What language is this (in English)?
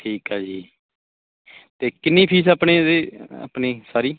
Punjabi